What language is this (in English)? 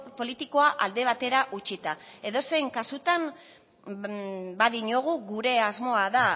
Basque